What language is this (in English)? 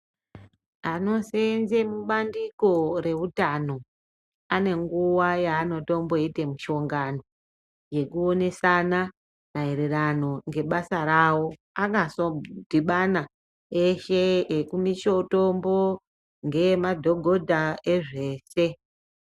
Ndau